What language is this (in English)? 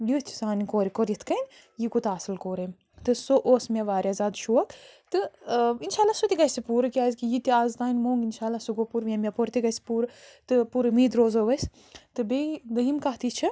Kashmiri